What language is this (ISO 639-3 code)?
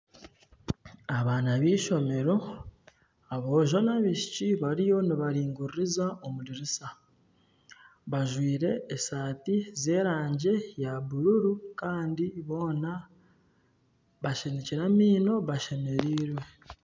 nyn